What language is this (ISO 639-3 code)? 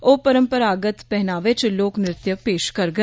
doi